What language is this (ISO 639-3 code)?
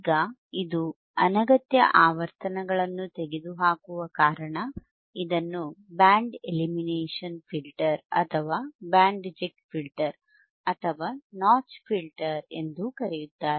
kan